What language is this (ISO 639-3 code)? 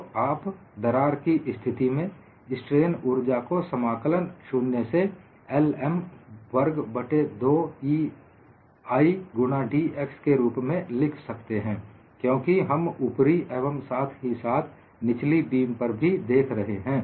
hin